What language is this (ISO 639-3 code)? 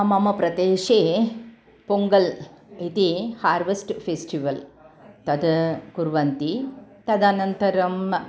san